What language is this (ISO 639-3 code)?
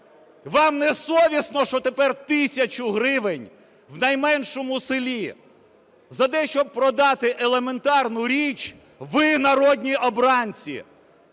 ukr